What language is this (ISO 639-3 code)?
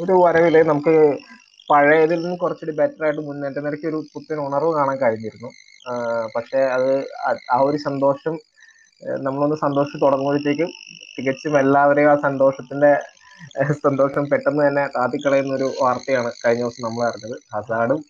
mal